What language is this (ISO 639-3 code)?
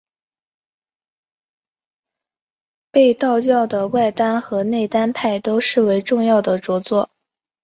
zho